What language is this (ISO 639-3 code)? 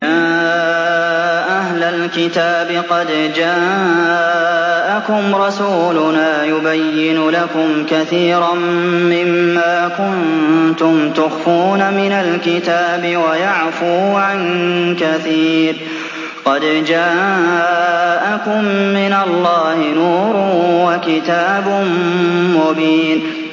ara